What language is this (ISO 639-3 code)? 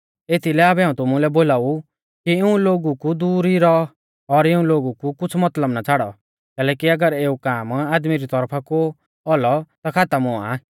bfz